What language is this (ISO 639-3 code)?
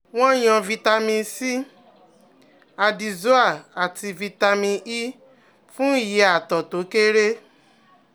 yor